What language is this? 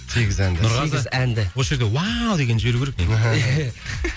Kazakh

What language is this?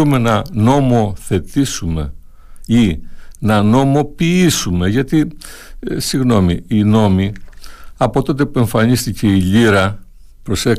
Greek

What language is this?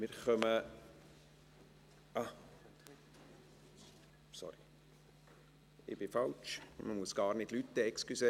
Swiss German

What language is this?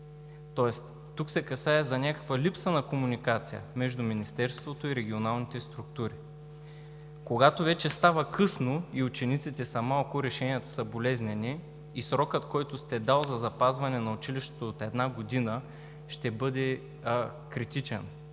Bulgarian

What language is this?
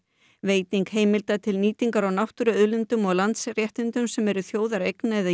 Icelandic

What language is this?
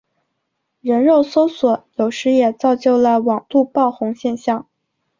Chinese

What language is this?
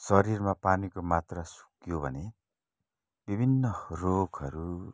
Nepali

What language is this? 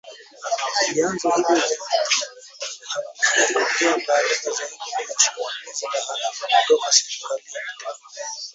Swahili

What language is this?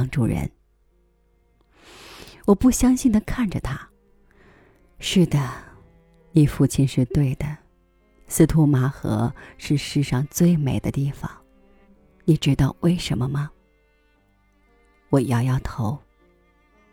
Chinese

